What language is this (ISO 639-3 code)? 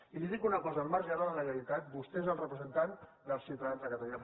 cat